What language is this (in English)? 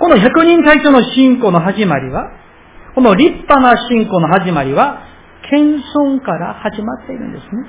Japanese